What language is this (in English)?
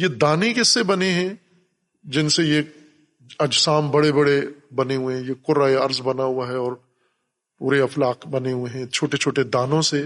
Urdu